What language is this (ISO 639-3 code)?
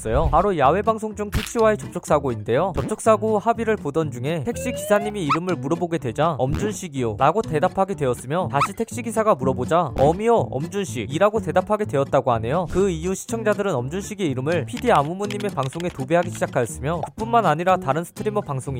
kor